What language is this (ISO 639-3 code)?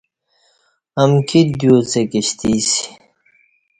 bsh